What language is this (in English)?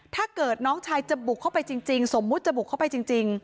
Thai